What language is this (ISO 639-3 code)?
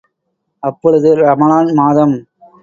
tam